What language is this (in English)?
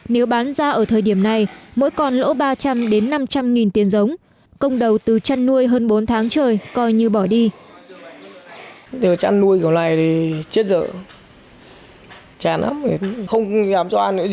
Vietnamese